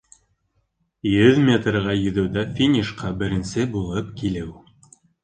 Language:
Bashkir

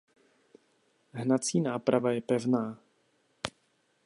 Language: Czech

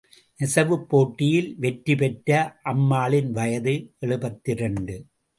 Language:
Tamil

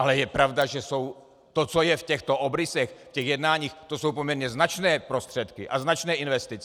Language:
Czech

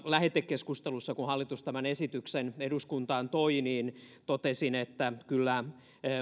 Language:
Finnish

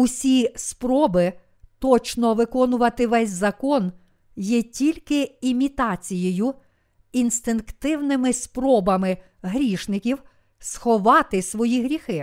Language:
Ukrainian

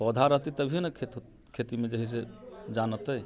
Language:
Maithili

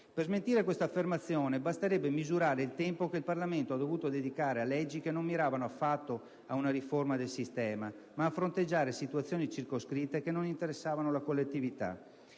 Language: Italian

